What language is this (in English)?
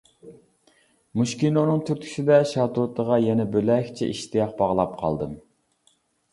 Uyghur